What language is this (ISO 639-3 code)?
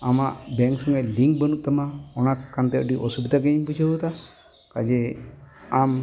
sat